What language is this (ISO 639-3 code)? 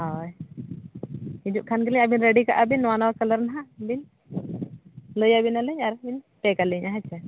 sat